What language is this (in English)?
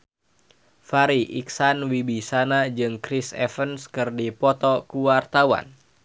Sundanese